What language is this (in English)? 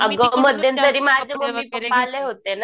Marathi